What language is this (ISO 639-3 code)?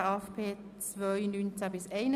gsw